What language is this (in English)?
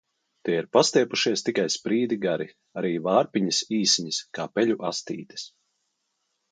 Latvian